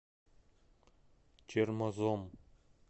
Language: Russian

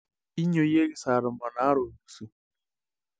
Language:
Masai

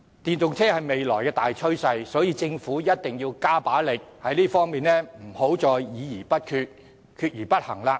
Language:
Cantonese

